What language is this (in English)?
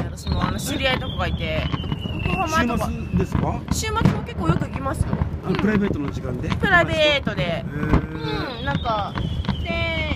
Japanese